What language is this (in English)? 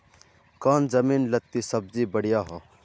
Magahi